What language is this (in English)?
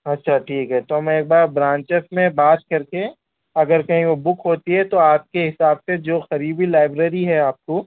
Urdu